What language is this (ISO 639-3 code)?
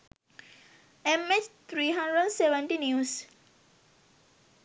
sin